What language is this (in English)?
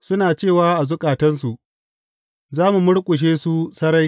Hausa